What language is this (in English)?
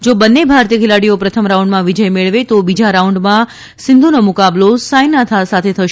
Gujarati